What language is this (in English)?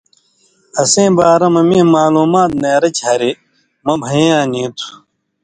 Indus Kohistani